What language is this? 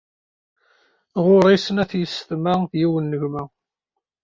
Kabyle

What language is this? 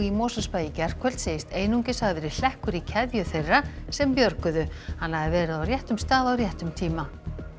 Icelandic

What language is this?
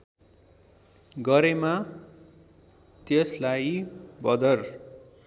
Nepali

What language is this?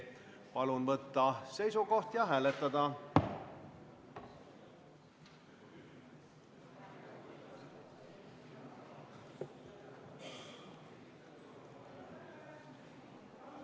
Estonian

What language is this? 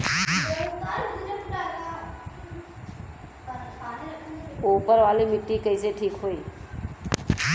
Bhojpuri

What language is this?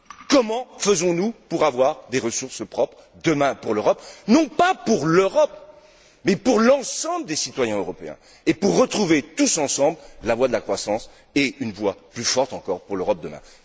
French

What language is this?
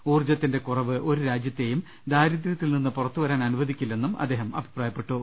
Malayalam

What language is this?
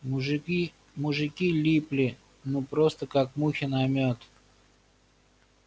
Russian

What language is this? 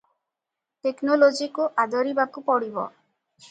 Odia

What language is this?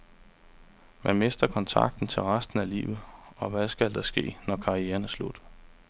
Danish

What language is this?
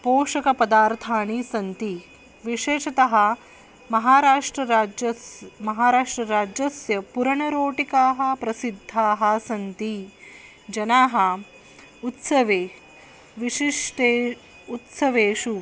Sanskrit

